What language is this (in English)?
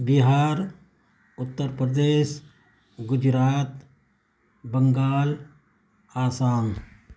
Urdu